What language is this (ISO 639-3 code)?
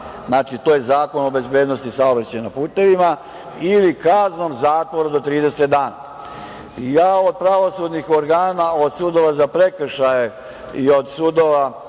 srp